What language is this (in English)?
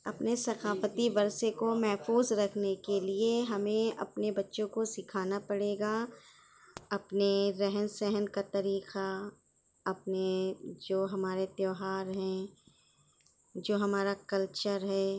Urdu